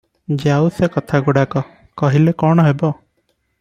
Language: Odia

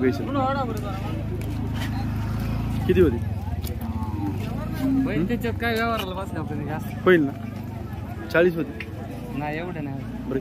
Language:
Hindi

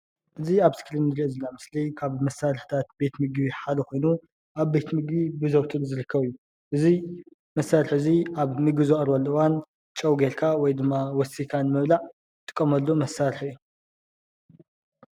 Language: Tigrinya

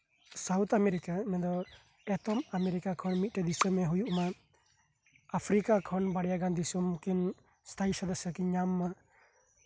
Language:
Santali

